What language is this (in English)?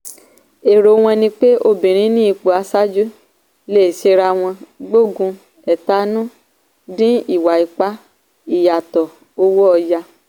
Yoruba